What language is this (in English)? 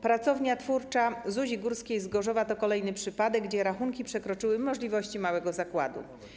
Polish